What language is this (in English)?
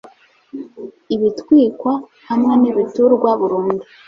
Kinyarwanda